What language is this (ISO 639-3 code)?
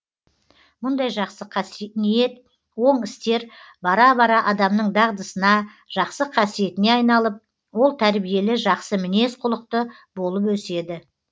kaz